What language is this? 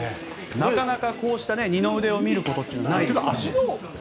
Japanese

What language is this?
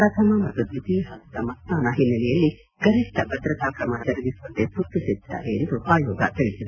Kannada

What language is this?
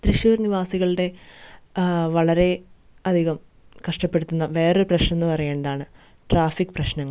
Malayalam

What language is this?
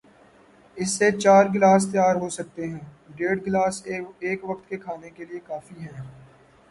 Urdu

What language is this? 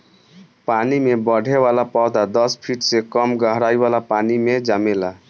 Bhojpuri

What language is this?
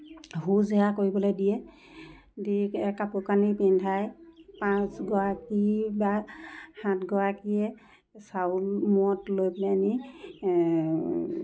Assamese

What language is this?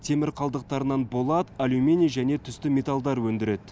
Kazakh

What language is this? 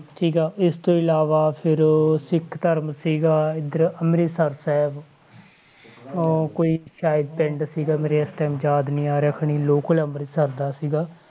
Punjabi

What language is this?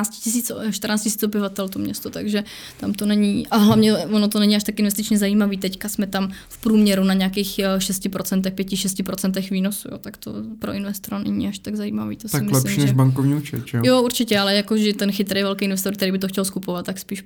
Czech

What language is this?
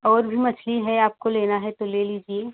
Hindi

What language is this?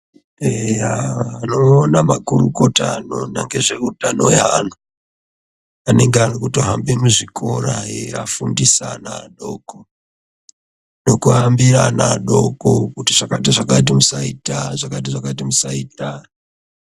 Ndau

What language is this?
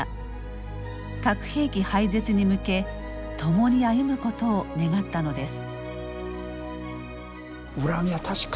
Japanese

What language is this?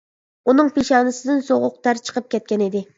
Uyghur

